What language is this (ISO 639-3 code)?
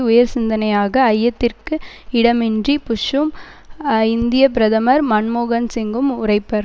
tam